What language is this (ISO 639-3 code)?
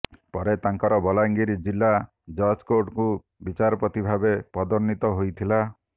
ori